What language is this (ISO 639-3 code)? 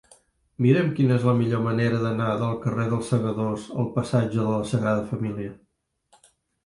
cat